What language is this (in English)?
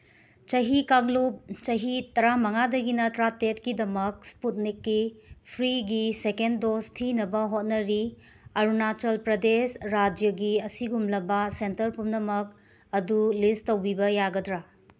Manipuri